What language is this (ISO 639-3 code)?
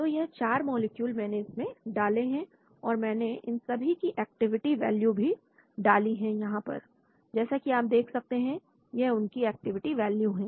hin